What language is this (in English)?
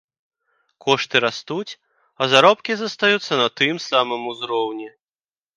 Belarusian